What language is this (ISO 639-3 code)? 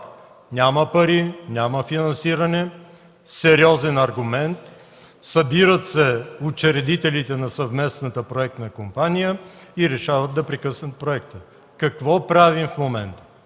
bul